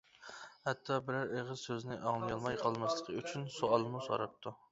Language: Uyghur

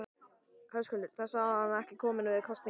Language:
Icelandic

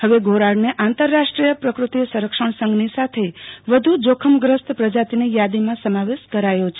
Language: Gujarati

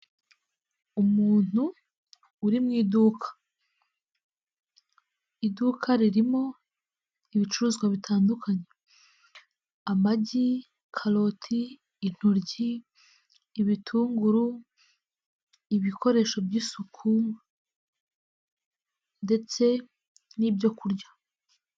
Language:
Kinyarwanda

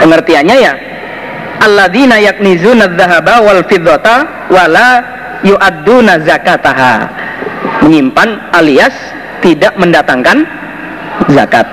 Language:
Indonesian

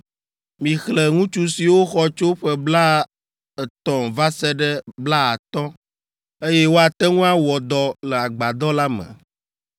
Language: Ewe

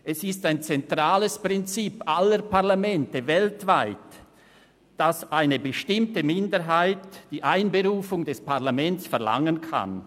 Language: Swiss German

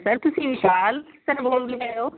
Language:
Punjabi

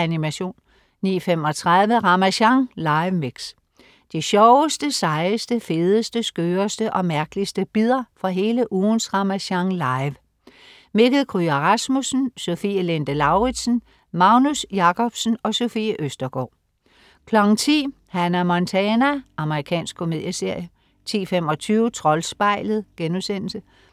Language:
Danish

